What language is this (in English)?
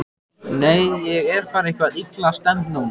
Icelandic